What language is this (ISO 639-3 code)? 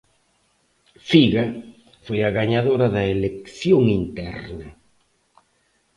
glg